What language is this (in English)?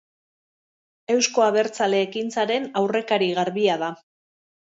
Basque